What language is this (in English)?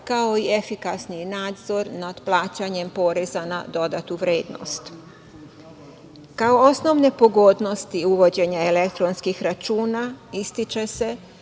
Serbian